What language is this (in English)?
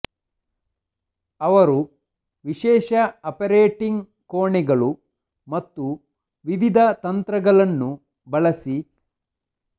Kannada